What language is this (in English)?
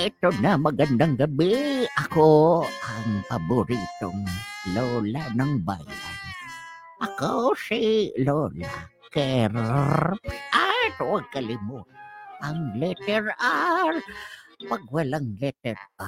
Filipino